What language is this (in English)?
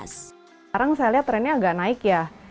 Indonesian